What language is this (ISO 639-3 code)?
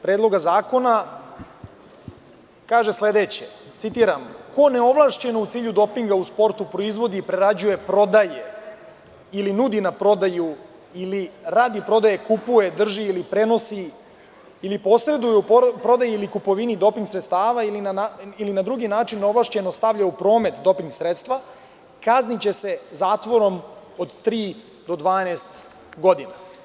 srp